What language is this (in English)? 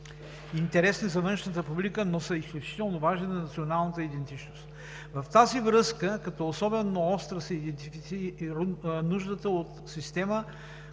Bulgarian